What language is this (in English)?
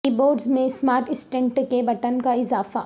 Urdu